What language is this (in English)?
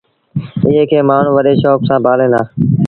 Sindhi Bhil